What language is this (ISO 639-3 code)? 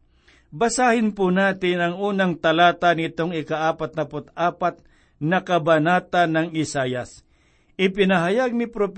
fil